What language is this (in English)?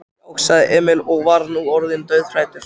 Icelandic